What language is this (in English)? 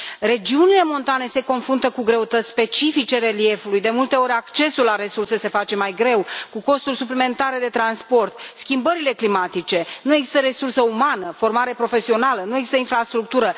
Romanian